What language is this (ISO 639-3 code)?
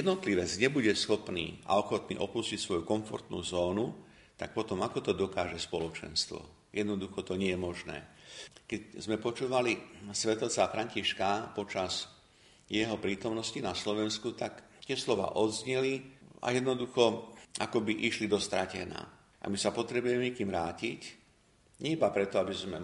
slk